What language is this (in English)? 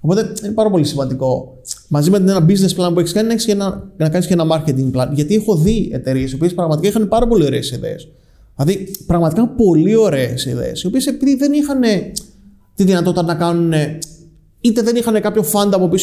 Greek